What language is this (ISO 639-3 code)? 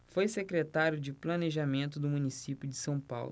por